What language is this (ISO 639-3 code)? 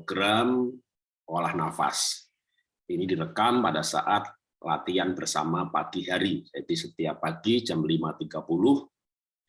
ind